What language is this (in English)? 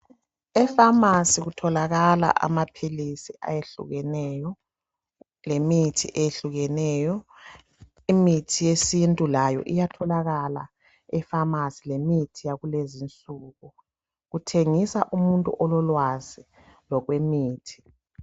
North Ndebele